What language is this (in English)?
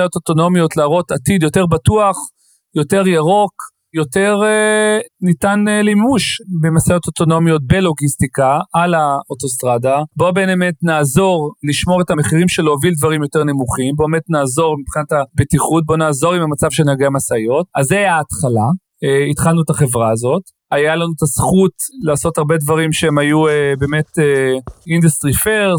Hebrew